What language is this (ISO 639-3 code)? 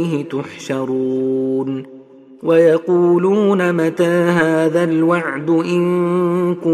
ara